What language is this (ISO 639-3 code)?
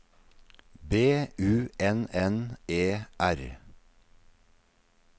nor